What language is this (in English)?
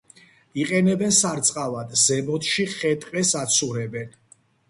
Georgian